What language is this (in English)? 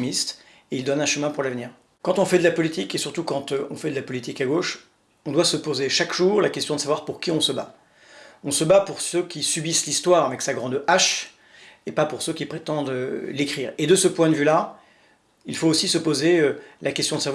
French